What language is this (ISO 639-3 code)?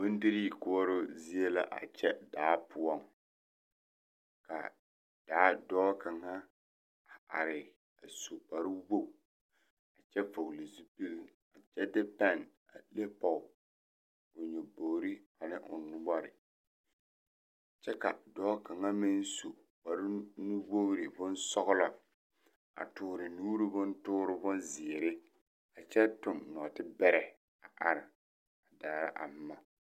dga